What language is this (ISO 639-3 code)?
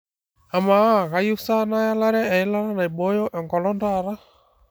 mas